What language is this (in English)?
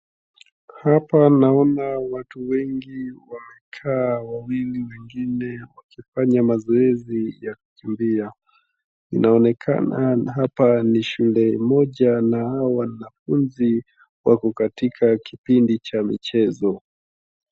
Swahili